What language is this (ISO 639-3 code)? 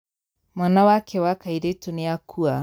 kik